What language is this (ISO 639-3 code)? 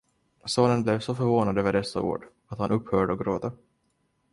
swe